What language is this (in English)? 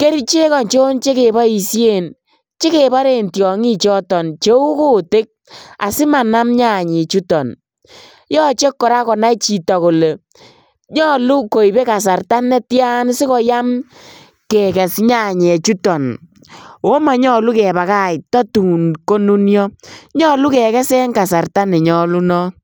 Kalenjin